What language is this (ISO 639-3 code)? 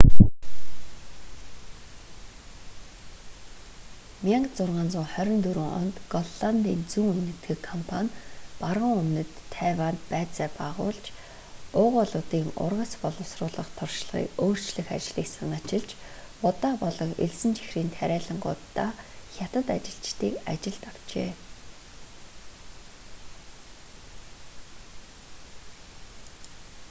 mon